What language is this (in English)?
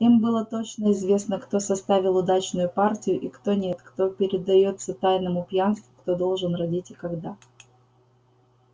Russian